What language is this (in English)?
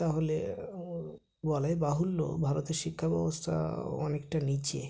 Bangla